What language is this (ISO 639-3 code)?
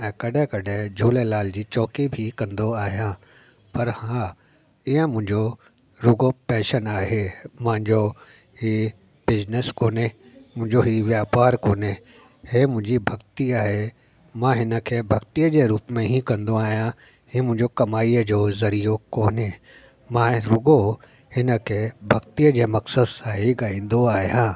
snd